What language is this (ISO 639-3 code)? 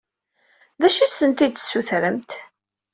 kab